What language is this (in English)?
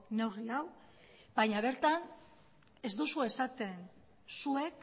Basque